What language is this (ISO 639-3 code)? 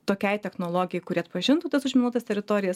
lit